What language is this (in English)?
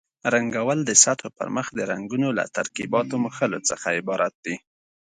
Pashto